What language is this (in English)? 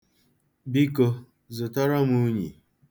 Igbo